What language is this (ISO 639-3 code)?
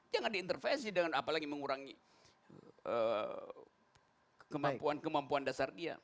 ind